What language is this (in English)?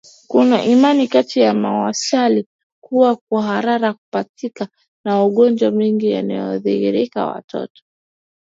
Swahili